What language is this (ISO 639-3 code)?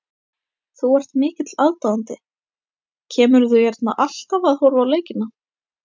isl